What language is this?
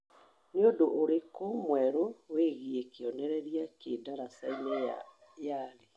Kikuyu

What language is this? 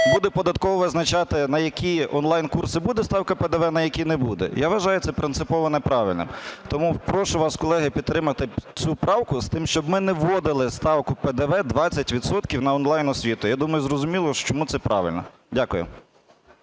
Ukrainian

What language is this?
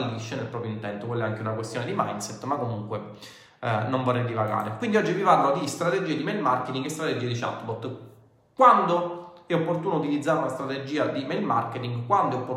Italian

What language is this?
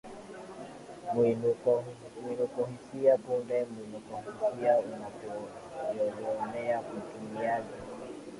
Swahili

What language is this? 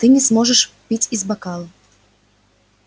Russian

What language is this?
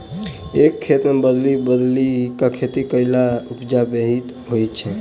Maithili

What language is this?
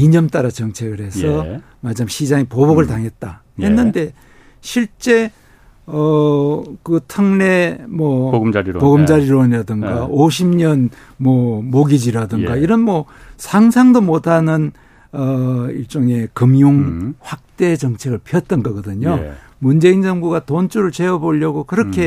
Korean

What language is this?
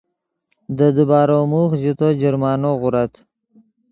Yidgha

